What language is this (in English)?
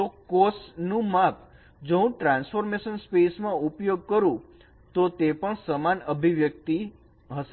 Gujarati